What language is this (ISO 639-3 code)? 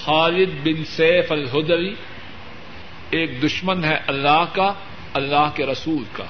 urd